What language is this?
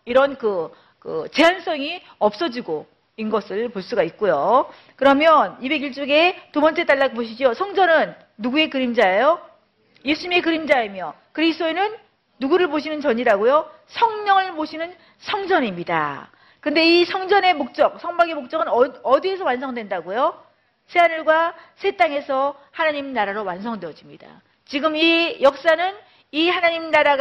Korean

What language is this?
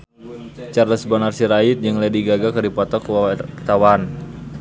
Sundanese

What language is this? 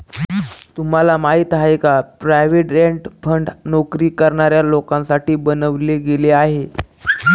Marathi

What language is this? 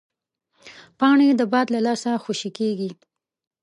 Pashto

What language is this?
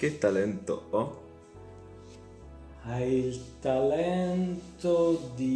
Italian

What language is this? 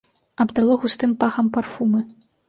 Belarusian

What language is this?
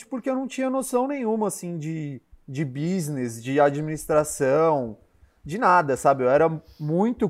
Portuguese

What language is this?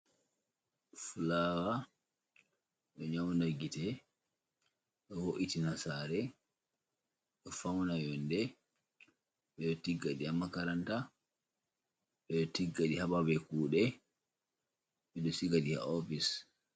Fula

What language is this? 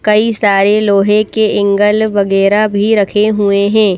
Hindi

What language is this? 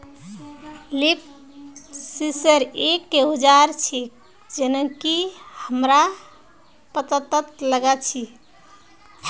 Magahi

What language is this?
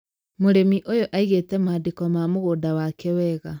Kikuyu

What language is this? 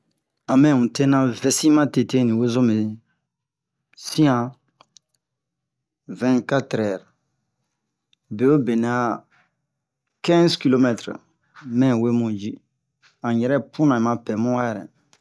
Bomu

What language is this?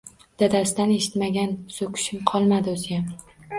Uzbek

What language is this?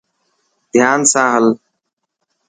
Dhatki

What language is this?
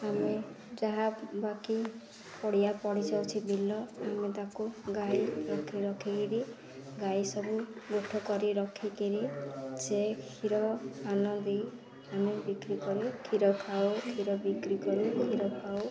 Odia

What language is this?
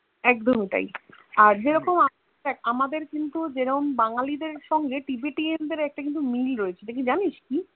Bangla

